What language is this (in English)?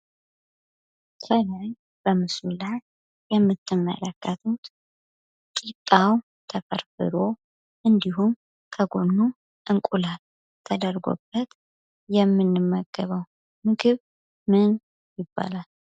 Amharic